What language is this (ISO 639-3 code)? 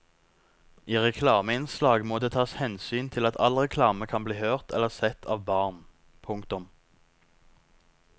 nor